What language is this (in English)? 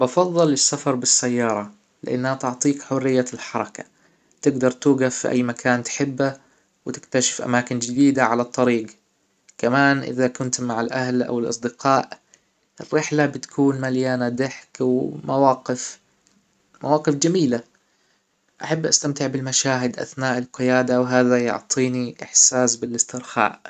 Hijazi Arabic